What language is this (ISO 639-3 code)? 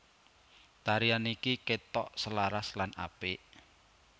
jav